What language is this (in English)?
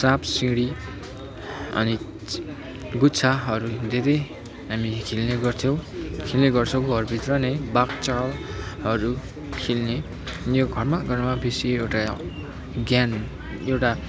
Nepali